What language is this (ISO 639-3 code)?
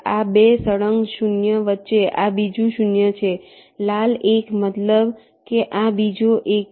guj